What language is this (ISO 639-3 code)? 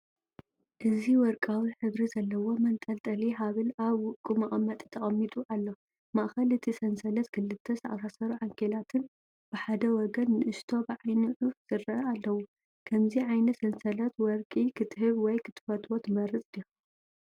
tir